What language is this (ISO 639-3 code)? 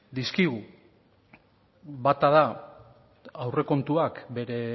eus